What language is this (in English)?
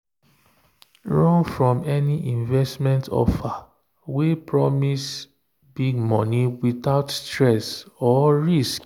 Nigerian Pidgin